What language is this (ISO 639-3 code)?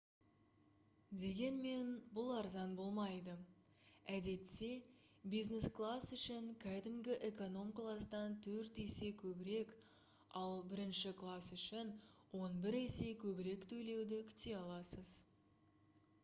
kaz